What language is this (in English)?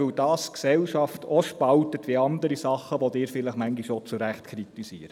Swiss German